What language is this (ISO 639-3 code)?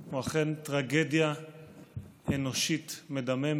heb